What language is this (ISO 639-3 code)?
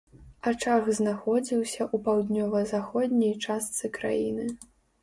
bel